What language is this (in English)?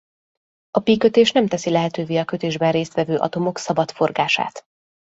Hungarian